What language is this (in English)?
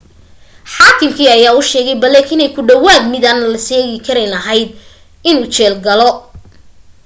Somali